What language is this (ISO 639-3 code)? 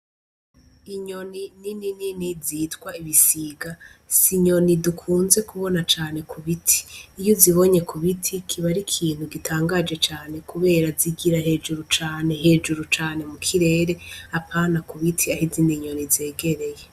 run